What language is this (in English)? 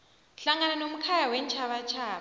South Ndebele